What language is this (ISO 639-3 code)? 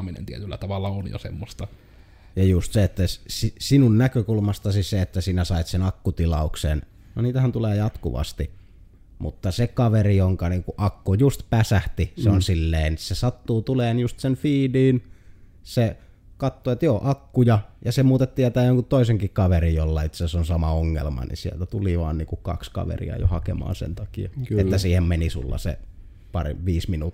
fin